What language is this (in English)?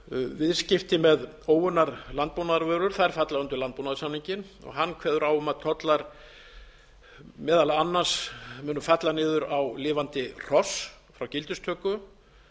Icelandic